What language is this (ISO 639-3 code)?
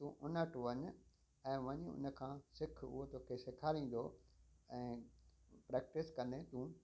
snd